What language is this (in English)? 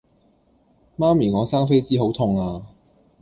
Cantonese